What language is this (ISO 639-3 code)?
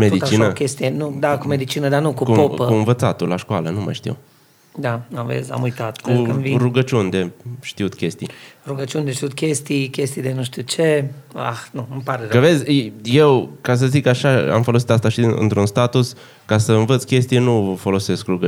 ron